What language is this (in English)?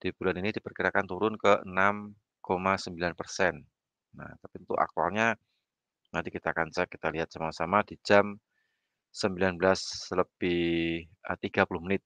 Indonesian